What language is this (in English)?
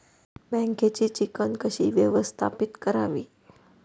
Marathi